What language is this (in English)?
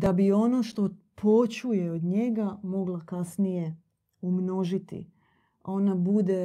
Croatian